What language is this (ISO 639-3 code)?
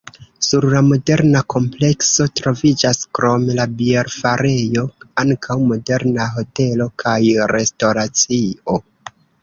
epo